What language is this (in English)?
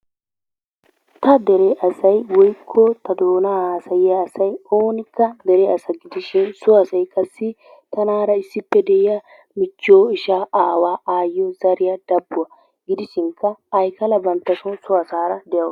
Wolaytta